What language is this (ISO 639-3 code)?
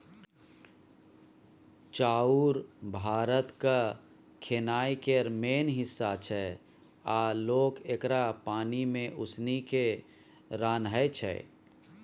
mai